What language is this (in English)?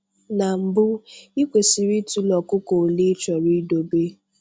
Igbo